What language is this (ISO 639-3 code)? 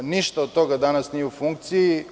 srp